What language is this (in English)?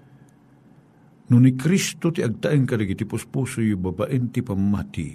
Filipino